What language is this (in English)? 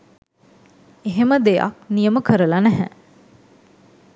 Sinhala